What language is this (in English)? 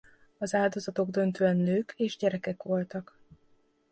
Hungarian